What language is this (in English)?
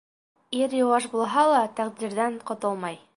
Bashkir